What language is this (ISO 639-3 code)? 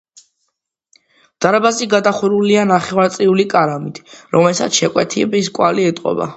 kat